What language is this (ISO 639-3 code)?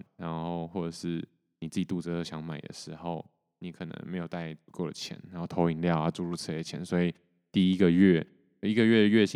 zho